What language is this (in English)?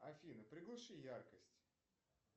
Russian